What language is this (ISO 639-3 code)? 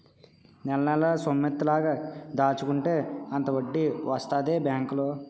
tel